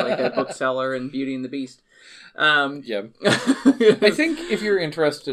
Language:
English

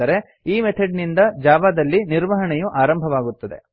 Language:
Kannada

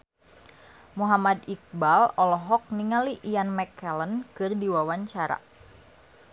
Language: Sundanese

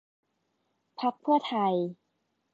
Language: Thai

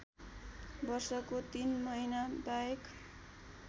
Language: Nepali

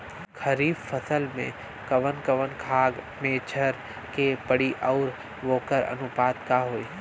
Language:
Bhojpuri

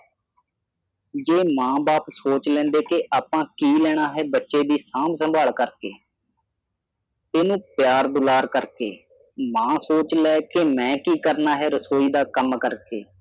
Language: Punjabi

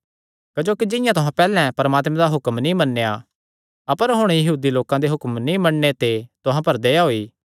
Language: Kangri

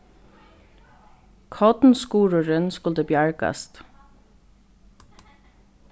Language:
Faroese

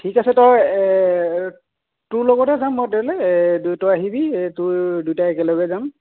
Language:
Assamese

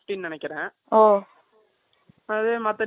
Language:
Tamil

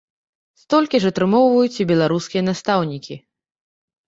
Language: Belarusian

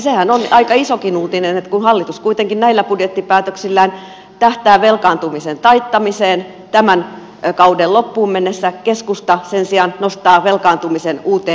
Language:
Finnish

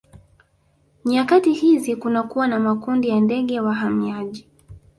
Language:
Swahili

